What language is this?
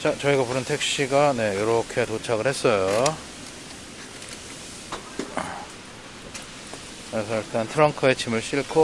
Korean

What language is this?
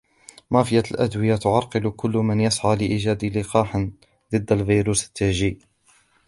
Arabic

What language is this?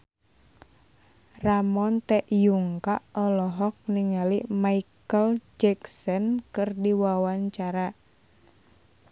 Sundanese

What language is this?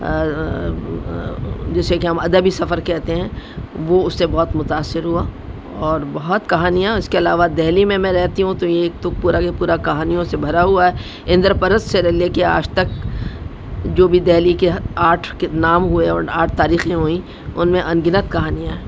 Urdu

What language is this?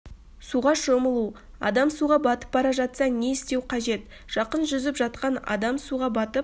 Kazakh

